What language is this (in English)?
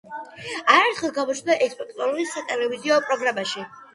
Georgian